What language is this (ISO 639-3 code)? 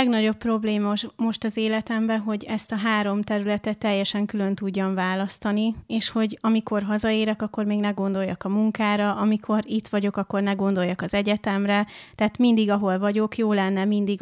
hun